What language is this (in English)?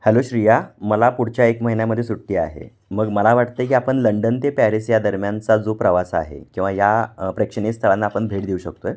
Marathi